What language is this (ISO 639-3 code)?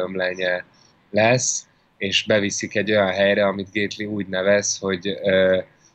hun